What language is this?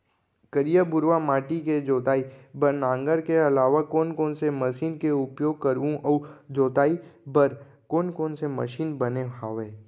Chhattisgarhi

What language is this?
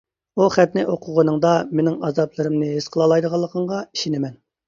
Uyghur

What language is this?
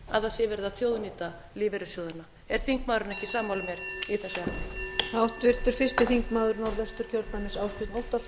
Icelandic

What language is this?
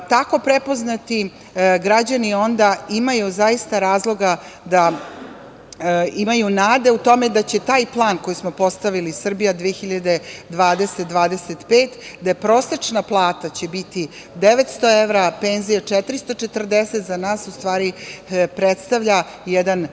Serbian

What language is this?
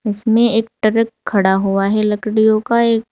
Hindi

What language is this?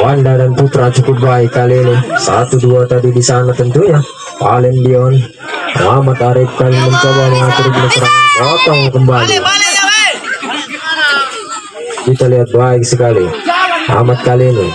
Indonesian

